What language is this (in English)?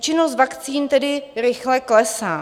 Czech